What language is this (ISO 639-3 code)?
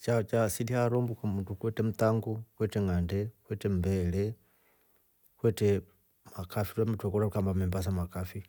rof